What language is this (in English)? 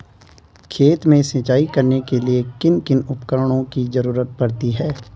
Hindi